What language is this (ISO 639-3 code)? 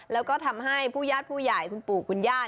tha